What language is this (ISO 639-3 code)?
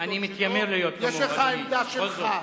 heb